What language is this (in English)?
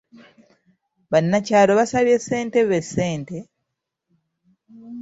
Ganda